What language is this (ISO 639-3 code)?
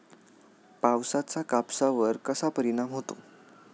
mar